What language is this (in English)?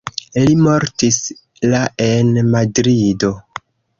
Esperanto